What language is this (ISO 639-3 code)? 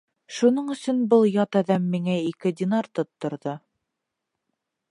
bak